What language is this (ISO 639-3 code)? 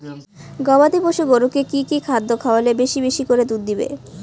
ben